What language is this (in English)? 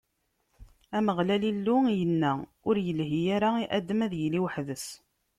Kabyle